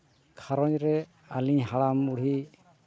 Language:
Santali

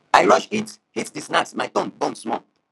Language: Nigerian Pidgin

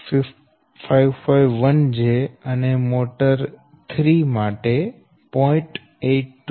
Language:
Gujarati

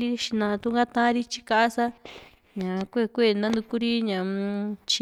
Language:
Juxtlahuaca Mixtec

